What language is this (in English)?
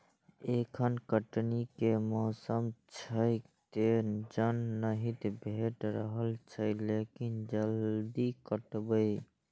Maithili